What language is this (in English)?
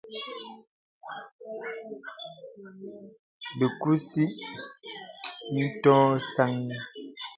Bebele